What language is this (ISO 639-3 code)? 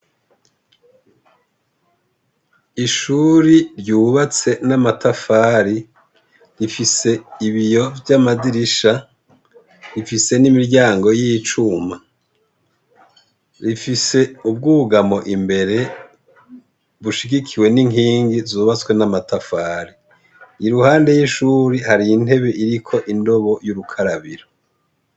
run